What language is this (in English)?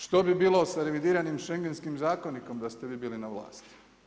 Croatian